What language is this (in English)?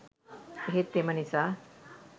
Sinhala